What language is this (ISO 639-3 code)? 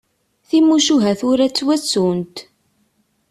kab